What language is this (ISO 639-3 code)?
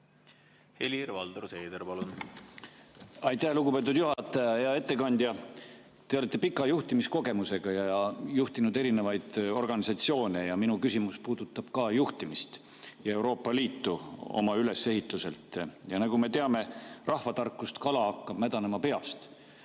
est